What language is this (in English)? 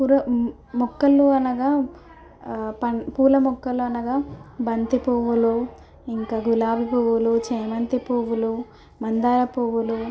Telugu